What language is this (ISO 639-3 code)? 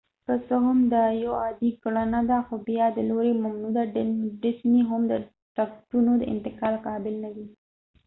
pus